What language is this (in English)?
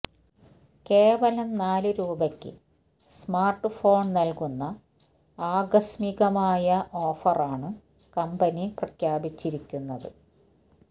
Malayalam